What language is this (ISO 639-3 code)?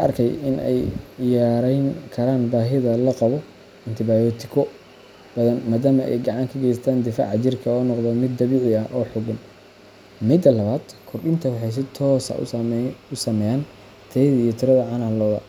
som